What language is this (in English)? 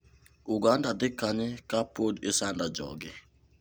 Luo (Kenya and Tanzania)